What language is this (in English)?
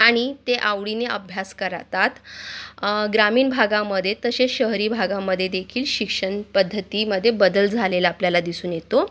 Marathi